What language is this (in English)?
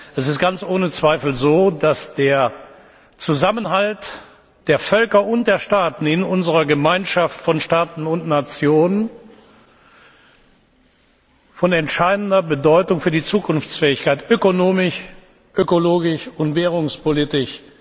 German